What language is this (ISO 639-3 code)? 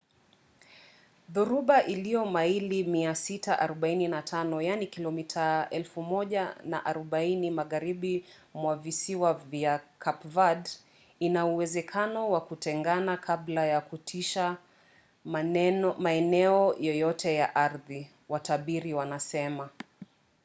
swa